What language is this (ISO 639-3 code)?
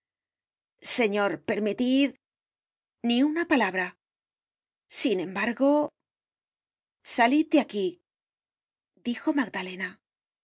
spa